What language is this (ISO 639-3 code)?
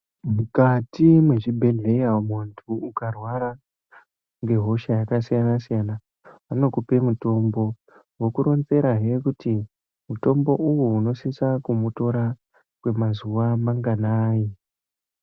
ndc